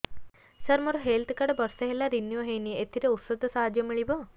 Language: Odia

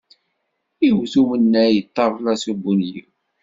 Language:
Kabyle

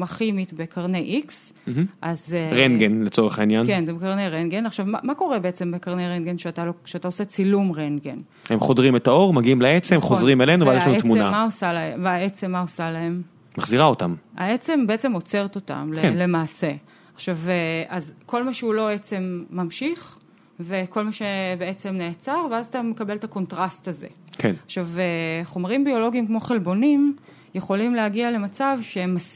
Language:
Hebrew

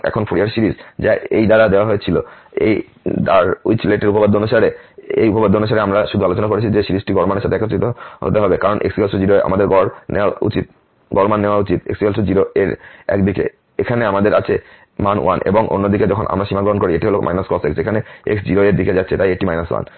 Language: Bangla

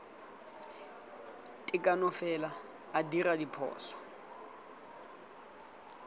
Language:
Tswana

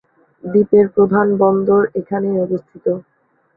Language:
Bangla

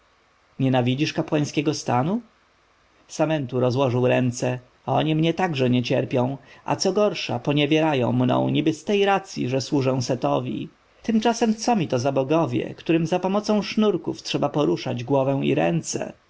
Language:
Polish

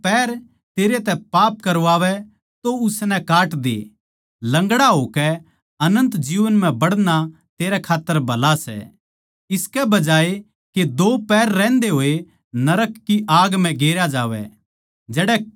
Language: Haryanvi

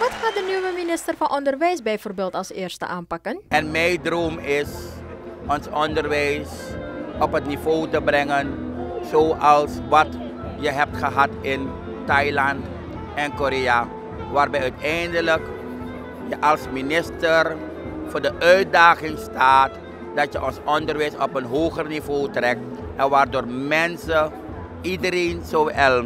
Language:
Dutch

